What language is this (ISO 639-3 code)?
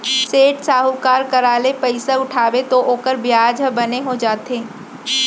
hne